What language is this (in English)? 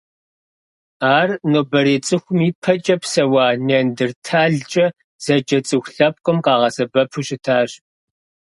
Kabardian